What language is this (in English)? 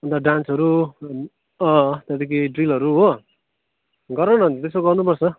Nepali